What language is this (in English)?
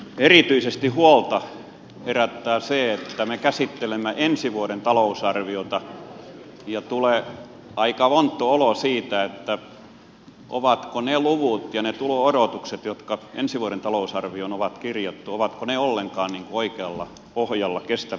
Finnish